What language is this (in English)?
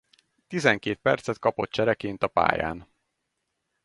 Hungarian